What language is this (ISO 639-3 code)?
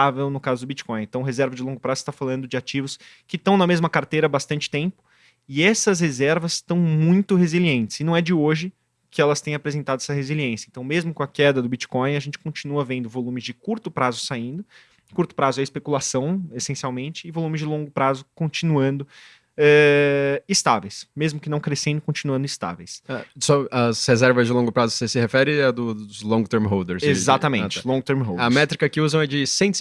por